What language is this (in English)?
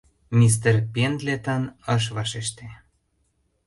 Mari